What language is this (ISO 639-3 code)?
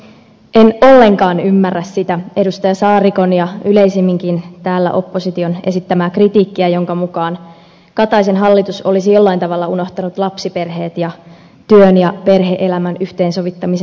fin